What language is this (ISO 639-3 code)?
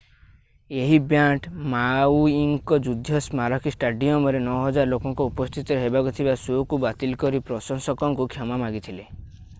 ori